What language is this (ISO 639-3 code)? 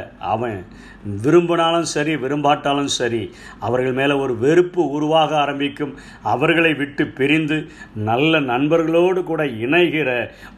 tam